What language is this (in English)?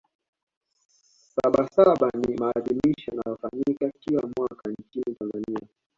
Swahili